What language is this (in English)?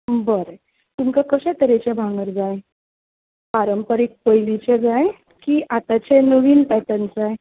Konkani